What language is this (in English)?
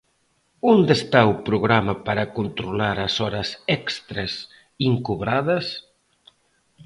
Galician